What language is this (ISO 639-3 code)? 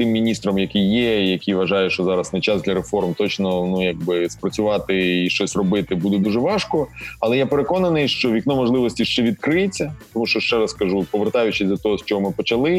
ukr